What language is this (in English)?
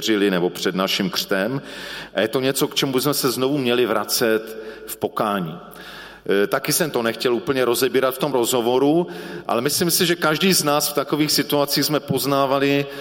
Czech